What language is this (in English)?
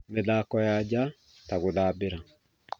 Kikuyu